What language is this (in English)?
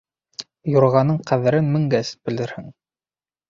Bashkir